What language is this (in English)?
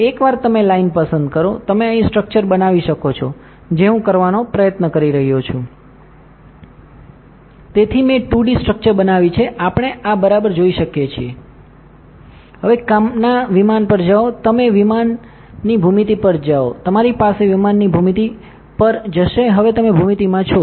Gujarati